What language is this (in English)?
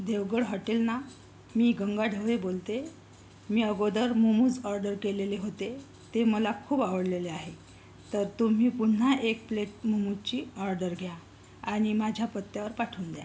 Marathi